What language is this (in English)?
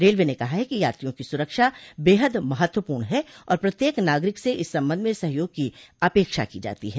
Hindi